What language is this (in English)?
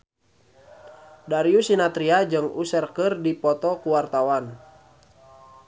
Sundanese